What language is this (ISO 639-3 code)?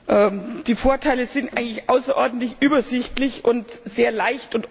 deu